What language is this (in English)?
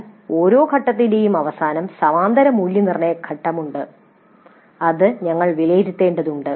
Malayalam